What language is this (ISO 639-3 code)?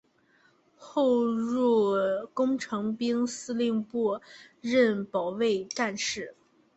zho